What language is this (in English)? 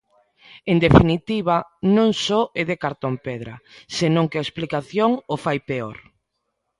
Galician